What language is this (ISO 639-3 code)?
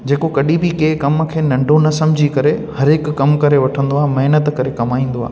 snd